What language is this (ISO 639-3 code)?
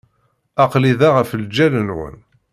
kab